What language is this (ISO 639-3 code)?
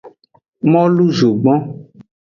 ajg